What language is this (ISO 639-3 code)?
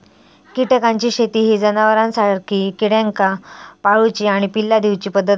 mar